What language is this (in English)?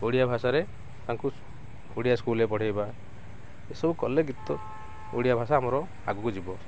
Odia